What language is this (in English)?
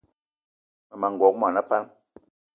Eton (Cameroon)